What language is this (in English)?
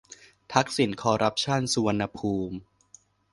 Thai